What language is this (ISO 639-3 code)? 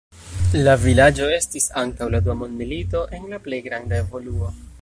epo